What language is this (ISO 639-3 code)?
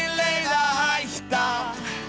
isl